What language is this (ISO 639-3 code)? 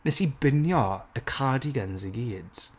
cym